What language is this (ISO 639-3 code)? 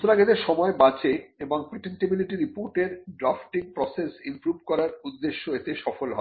ben